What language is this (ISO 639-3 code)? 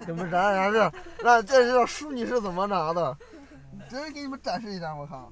zho